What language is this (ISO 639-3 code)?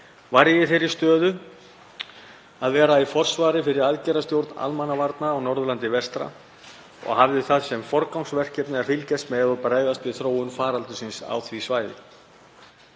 isl